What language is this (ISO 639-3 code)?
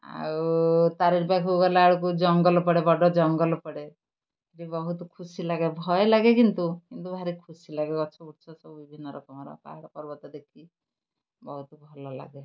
ori